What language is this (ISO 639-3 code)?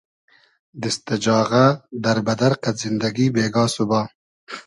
haz